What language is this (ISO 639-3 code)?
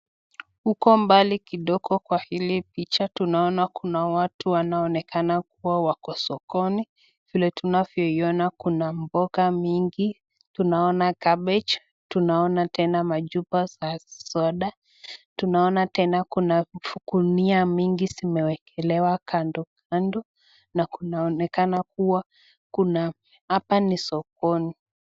swa